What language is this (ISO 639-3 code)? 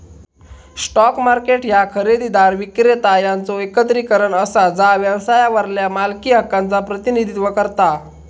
mar